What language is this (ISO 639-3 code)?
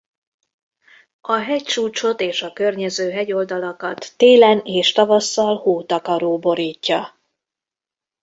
hun